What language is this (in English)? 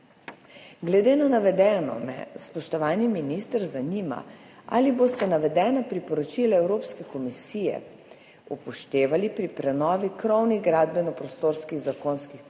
Slovenian